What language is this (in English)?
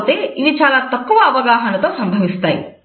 Telugu